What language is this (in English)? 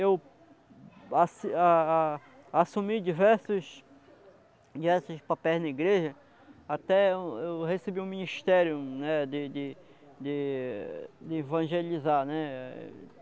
Portuguese